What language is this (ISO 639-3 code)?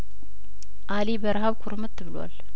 amh